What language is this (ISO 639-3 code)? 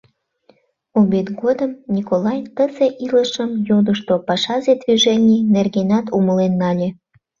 chm